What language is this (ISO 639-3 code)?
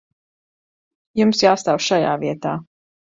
lav